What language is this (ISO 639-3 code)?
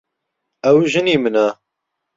ckb